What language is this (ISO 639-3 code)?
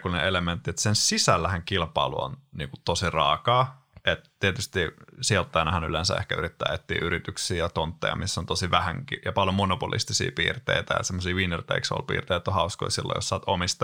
fin